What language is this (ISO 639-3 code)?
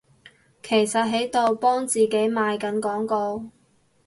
yue